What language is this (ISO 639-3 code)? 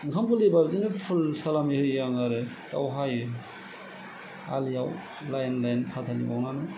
brx